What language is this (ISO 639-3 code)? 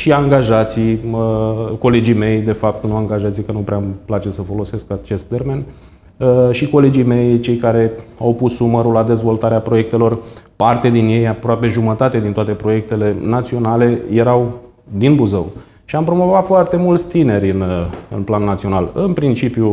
ron